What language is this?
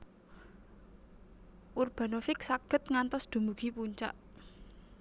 Javanese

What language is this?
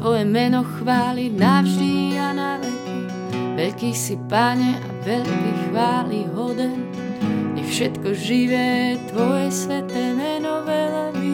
Slovak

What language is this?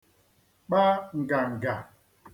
Igbo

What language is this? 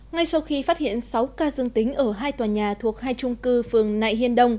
Vietnamese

